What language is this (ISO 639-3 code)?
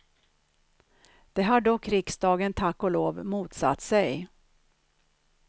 swe